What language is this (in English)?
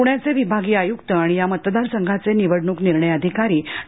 Marathi